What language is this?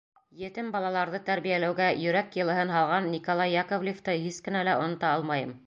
Bashkir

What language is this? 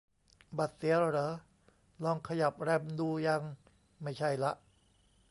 Thai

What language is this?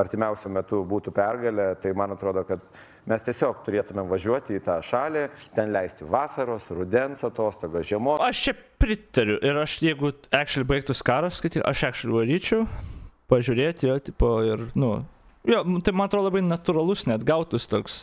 Lithuanian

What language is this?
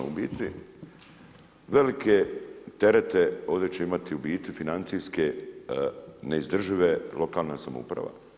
Croatian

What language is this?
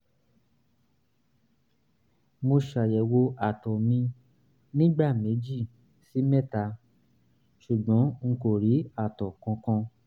Yoruba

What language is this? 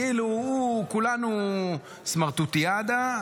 Hebrew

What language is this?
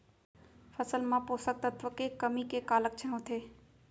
Chhattisgarhi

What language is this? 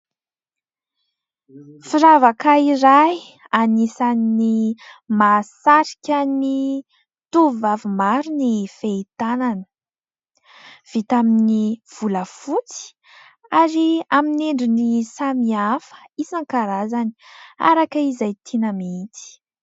Malagasy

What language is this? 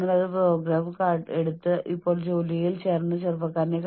Malayalam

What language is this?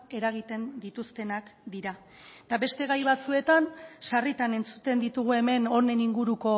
Basque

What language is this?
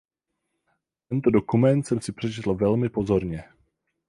Czech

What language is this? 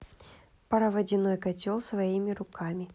Russian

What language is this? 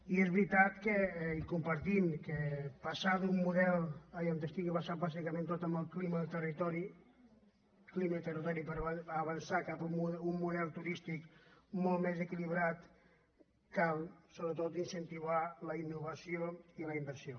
Catalan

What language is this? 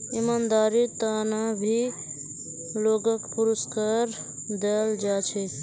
Magahi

